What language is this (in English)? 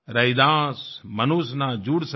Hindi